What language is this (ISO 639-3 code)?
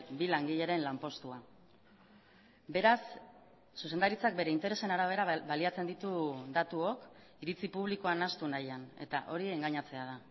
eus